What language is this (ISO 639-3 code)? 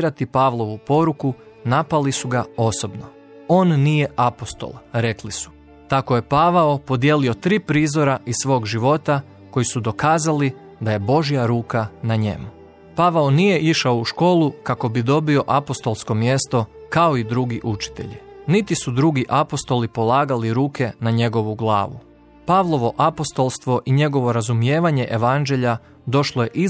hrv